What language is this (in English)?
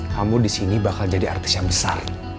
Indonesian